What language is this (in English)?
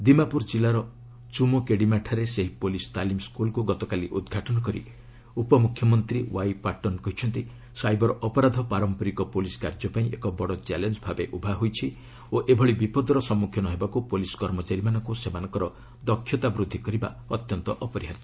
Odia